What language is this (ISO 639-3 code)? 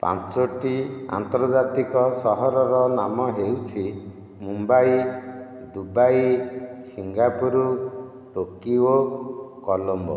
ori